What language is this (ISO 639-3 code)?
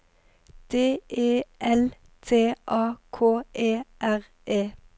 nor